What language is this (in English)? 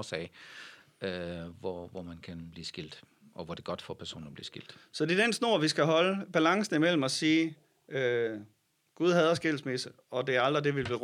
Danish